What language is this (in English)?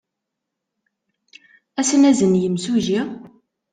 Kabyle